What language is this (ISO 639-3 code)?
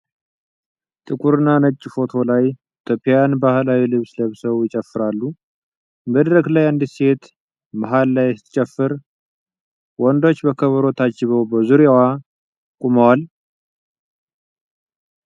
amh